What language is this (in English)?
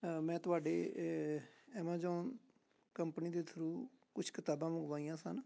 Punjabi